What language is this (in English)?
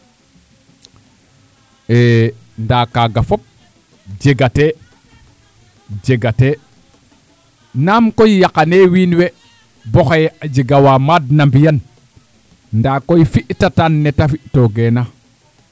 Serer